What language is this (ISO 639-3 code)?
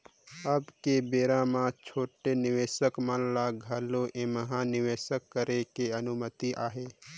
hne